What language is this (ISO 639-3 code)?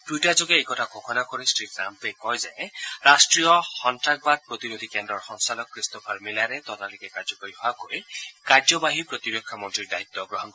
asm